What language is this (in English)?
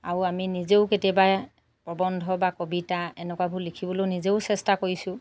Assamese